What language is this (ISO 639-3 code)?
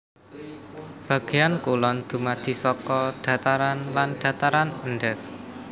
jav